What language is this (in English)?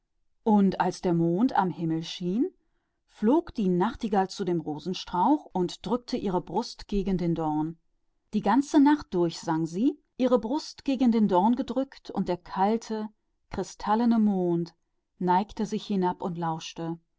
German